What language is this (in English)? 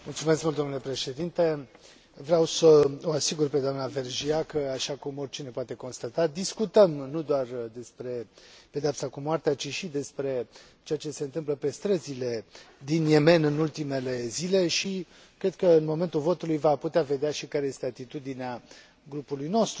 Romanian